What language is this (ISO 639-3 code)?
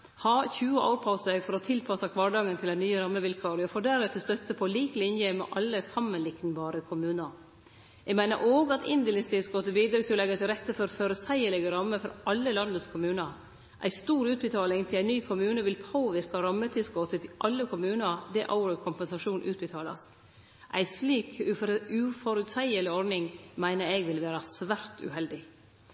nno